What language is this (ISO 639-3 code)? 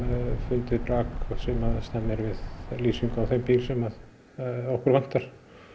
isl